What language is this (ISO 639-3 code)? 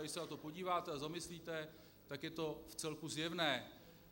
ces